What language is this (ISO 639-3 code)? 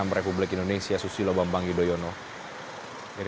ind